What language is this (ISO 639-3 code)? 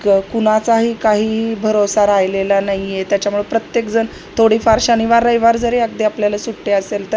mar